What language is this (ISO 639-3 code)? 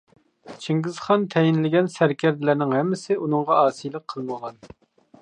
uig